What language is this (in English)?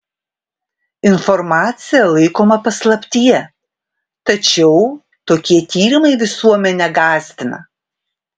Lithuanian